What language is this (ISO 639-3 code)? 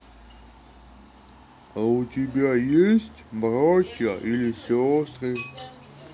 rus